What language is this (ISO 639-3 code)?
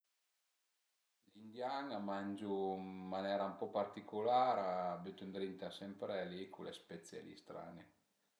pms